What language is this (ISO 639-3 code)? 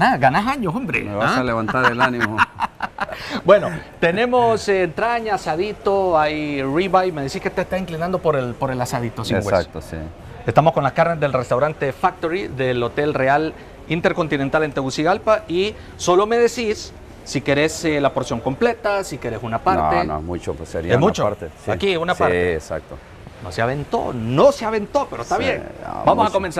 spa